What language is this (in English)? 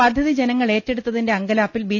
Malayalam